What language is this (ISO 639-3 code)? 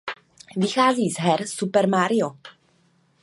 ces